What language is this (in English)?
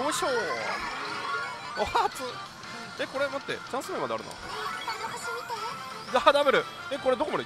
Japanese